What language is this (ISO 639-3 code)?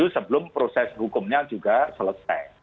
ind